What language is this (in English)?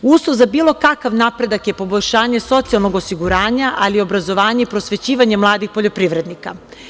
Serbian